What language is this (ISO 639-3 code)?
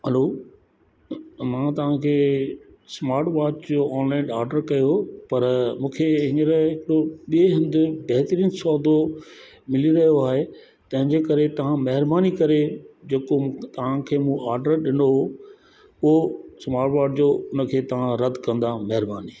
snd